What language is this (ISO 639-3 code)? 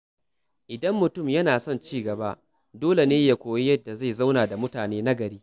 hau